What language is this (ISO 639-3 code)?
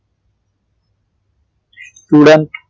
guj